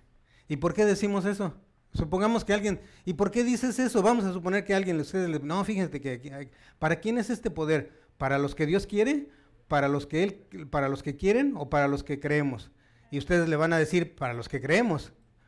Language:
Spanish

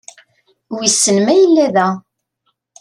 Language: Kabyle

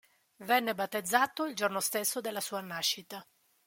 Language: Italian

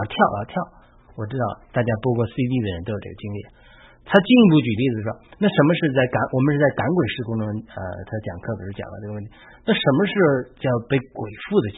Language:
Chinese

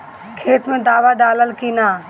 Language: Bhojpuri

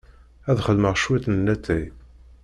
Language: Kabyle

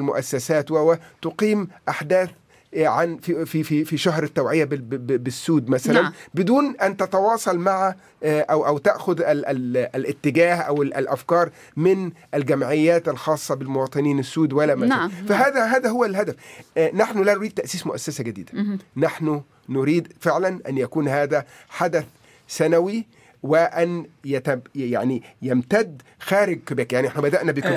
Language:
Arabic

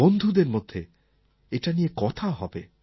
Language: Bangla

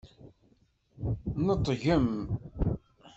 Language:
Kabyle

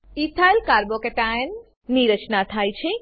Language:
Gujarati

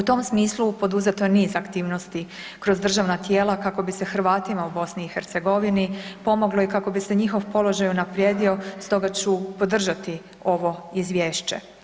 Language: Croatian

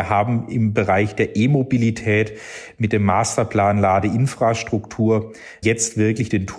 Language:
German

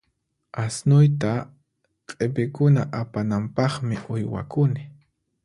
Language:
Puno Quechua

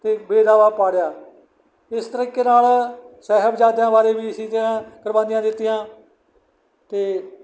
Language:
Punjabi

